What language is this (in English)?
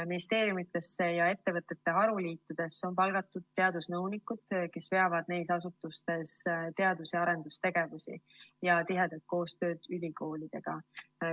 Estonian